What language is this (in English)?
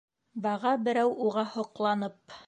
Bashkir